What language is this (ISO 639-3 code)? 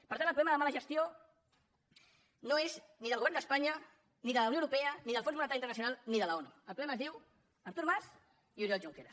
cat